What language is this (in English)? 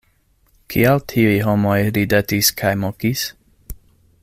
Esperanto